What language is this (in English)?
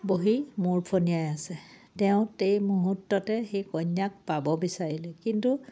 Assamese